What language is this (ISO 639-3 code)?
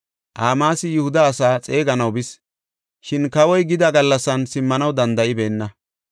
gof